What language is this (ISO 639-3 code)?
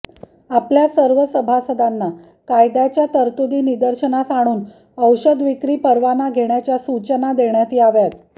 mar